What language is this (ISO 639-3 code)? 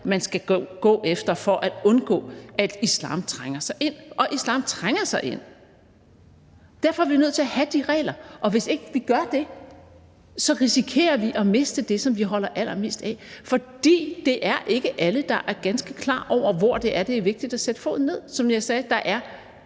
dan